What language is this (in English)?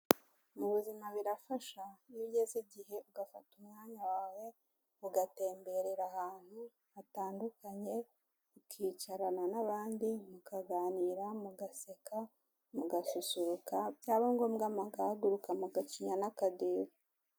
Kinyarwanda